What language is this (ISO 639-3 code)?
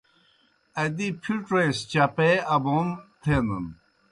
plk